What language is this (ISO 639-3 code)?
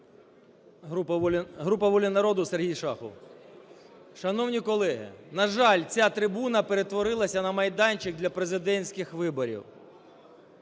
ukr